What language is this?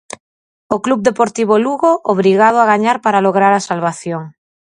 Galician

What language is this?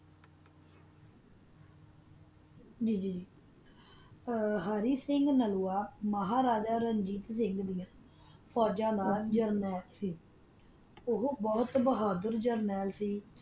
Punjabi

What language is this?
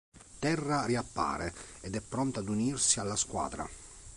Italian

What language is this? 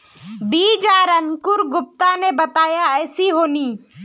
Magahi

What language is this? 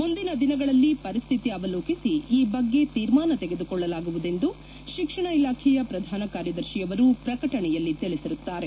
Kannada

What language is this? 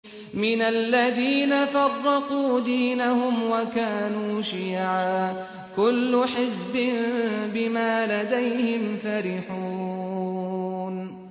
Arabic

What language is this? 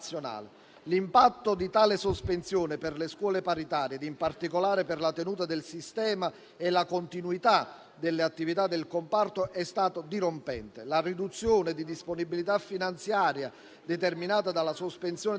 Italian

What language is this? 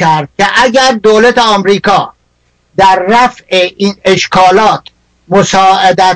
Persian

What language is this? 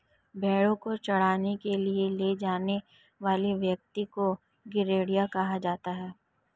Hindi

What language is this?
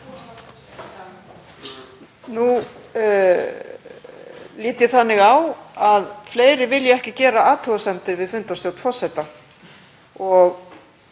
Icelandic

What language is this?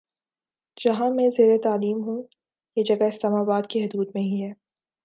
Urdu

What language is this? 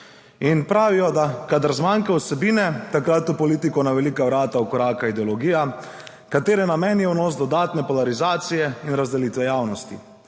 Slovenian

